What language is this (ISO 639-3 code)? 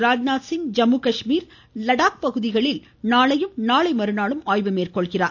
tam